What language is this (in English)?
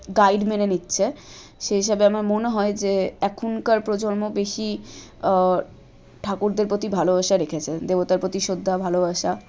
Bangla